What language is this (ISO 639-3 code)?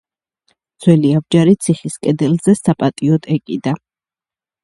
kat